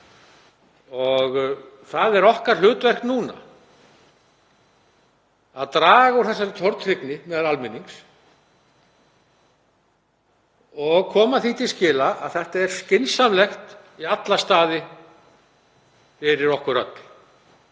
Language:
Icelandic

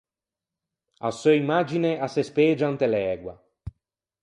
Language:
Ligurian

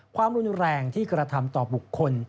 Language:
Thai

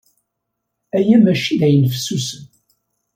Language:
Kabyle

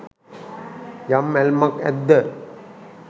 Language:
Sinhala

